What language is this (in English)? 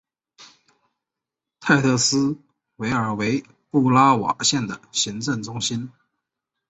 Chinese